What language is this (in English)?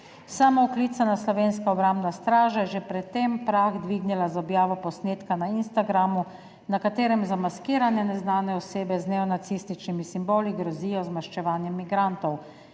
Slovenian